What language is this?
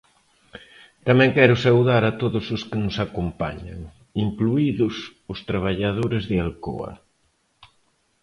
Galician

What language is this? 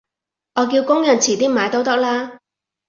Cantonese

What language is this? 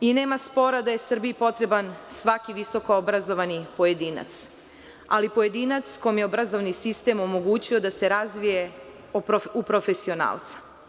Serbian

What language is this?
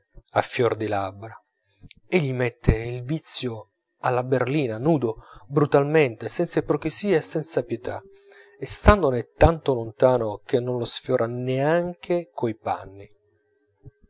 Italian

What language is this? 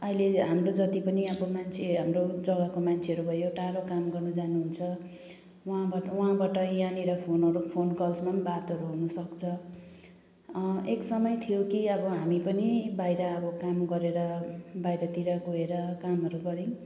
Nepali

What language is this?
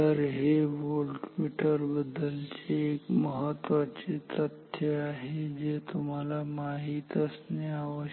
Marathi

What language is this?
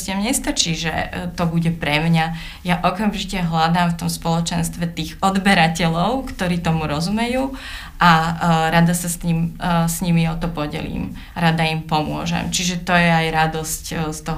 Slovak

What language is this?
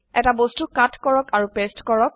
Assamese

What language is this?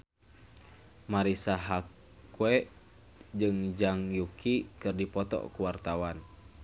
Sundanese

